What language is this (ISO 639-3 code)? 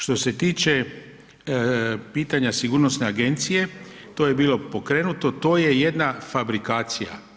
hrv